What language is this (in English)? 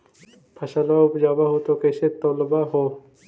Magahi